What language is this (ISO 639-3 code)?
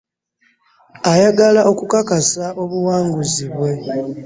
lug